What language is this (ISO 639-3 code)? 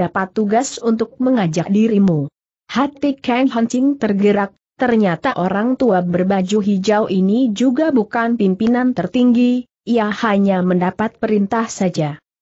ind